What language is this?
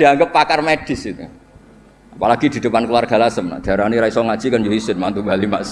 Indonesian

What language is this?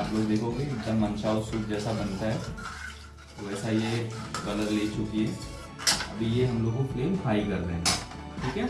Hindi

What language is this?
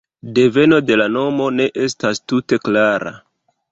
Esperanto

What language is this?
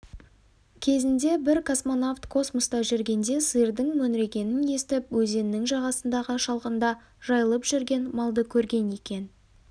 Kazakh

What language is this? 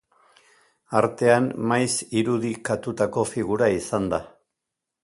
Basque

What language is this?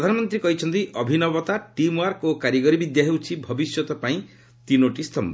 Odia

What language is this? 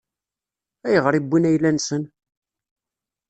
Kabyle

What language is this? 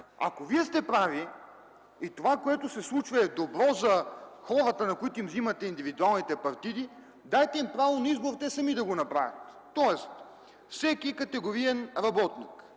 Bulgarian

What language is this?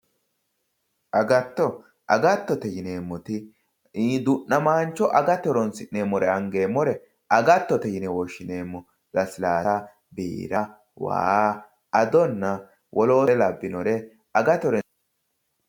Sidamo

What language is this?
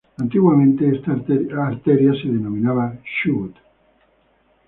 Spanish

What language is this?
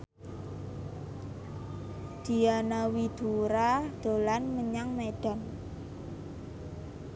Javanese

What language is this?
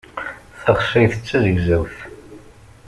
Kabyle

